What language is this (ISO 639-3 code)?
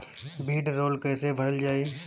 bho